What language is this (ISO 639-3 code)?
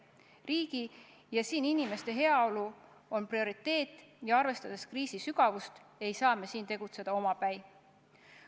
est